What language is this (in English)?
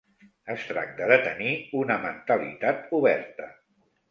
Catalan